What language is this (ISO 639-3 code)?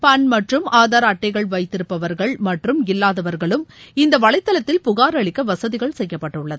tam